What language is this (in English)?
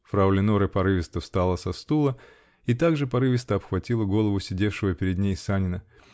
Russian